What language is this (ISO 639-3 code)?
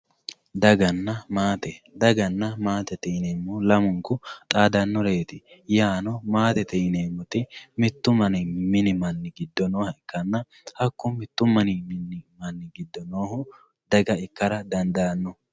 sid